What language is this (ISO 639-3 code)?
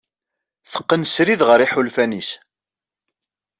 kab